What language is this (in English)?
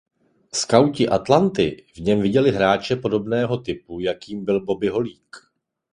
Czech